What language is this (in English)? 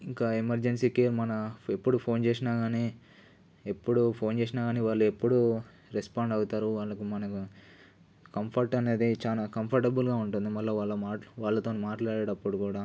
Telugu